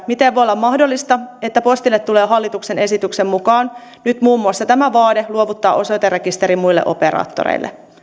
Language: Finnish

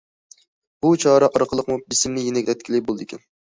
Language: Uyghur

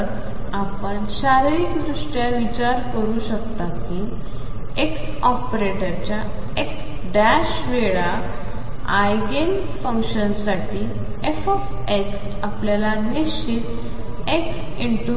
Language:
Marathi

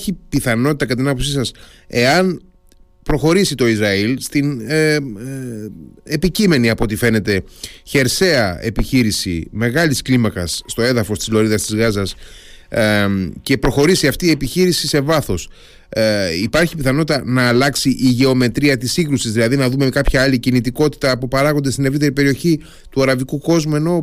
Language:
Greek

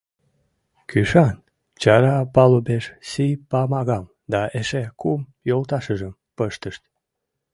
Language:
Mari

